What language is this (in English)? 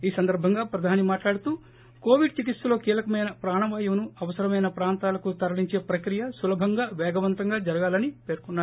Telugu